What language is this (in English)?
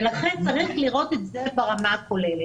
Hebrew